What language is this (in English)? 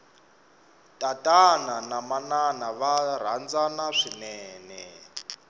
Tsonga